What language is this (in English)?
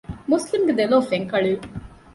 Divehi